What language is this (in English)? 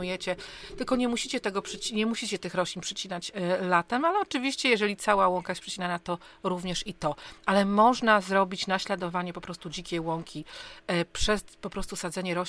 Polish